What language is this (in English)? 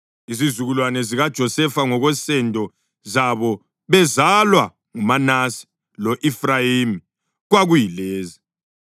North Ndebele